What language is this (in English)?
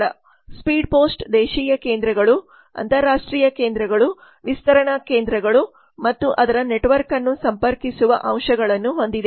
Kannada